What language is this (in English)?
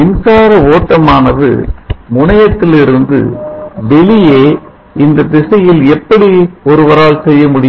Tamil